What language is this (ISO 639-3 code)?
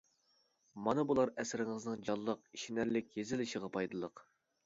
uig